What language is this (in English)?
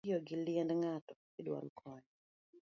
Luo (Kenya and Tanzania)